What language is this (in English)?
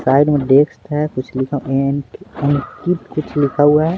Hindi